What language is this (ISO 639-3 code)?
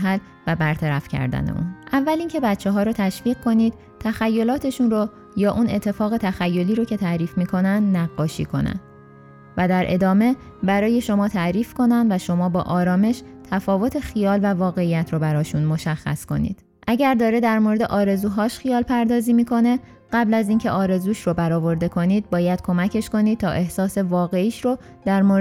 fas